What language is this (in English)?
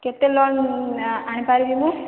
Odia